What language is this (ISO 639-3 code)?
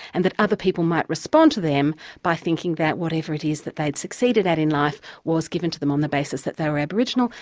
eng